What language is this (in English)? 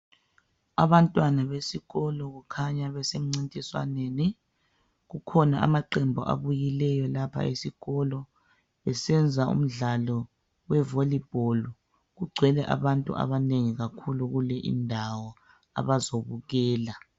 North Ndebele